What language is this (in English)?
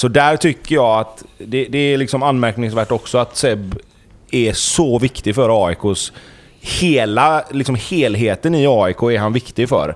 Swedish